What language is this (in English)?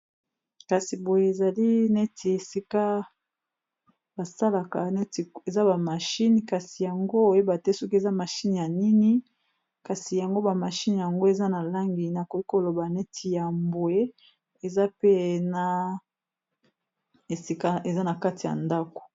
Lingala